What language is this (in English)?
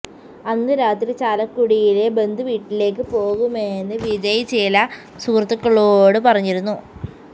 Malayalam